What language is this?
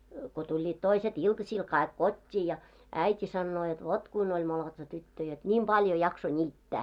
Finnish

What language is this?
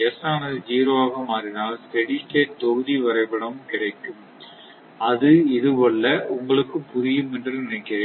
Tamil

